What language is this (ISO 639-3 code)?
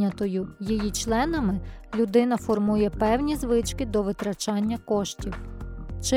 ukr